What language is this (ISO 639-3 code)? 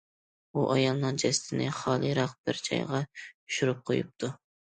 uig